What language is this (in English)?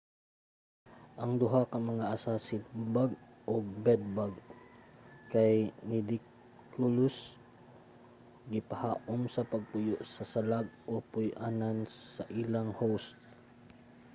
Cebuano